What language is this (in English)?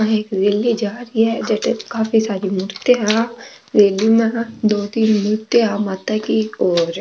Marwari